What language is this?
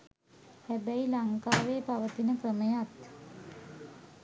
Sinhala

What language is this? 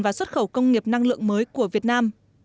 Vietnamese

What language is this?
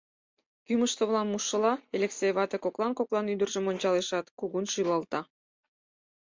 Mari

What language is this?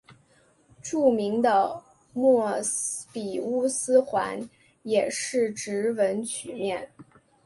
Chinese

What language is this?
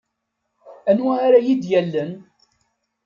Kabyle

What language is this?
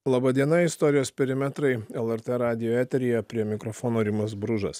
Lithuanian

